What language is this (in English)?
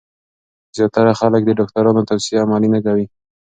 Pashto